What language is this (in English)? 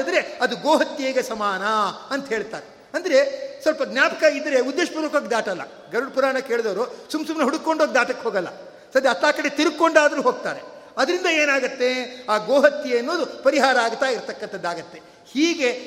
Kannada